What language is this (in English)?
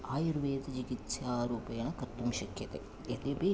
Sanskrit